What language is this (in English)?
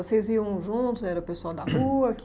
Portuguese